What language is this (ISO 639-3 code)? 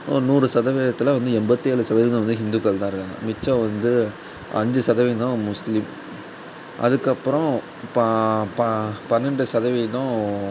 tam